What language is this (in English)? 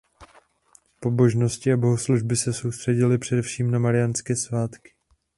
Czech